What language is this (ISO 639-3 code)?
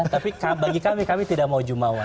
ind